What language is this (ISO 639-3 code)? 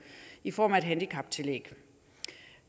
dan